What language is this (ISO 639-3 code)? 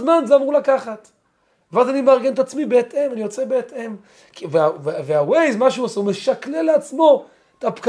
heb